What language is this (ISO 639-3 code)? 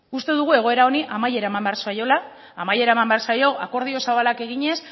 eus